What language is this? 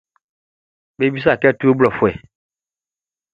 Baoulé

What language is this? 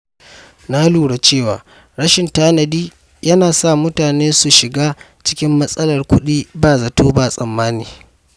Hausa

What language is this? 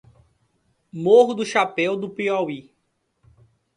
Portuguese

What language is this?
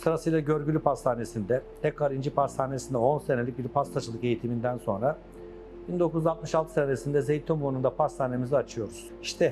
Turkish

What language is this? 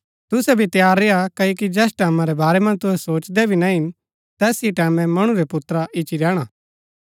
Gaddi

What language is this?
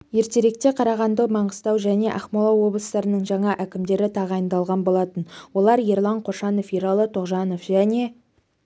Kazakh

